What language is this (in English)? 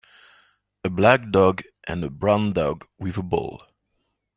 English